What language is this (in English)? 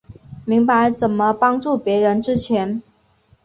Chinese